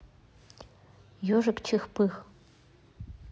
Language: Russian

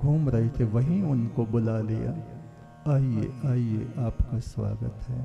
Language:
Hindi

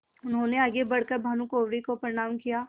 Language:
Hindi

